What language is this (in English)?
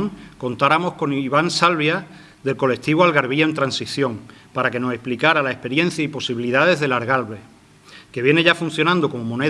Spanish